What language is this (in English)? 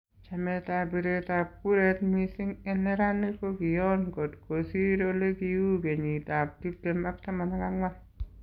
Kalenjin